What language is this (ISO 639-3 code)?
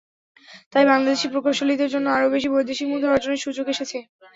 ben